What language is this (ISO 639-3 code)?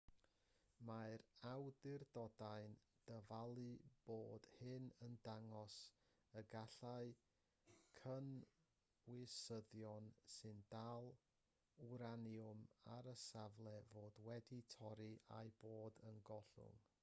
cym